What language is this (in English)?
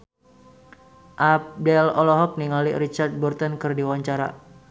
Sundanese